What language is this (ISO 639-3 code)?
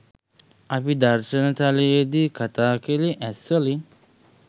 sin